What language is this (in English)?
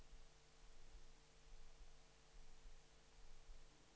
Danish